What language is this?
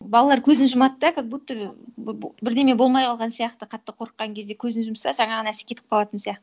Kazakh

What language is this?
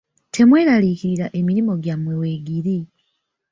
Ganda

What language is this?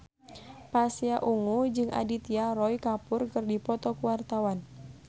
Sundanese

